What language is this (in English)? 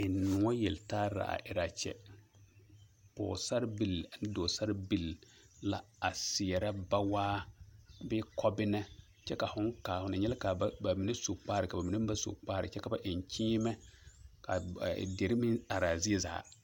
Southern Dagaare